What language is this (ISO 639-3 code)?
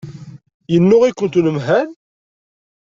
kab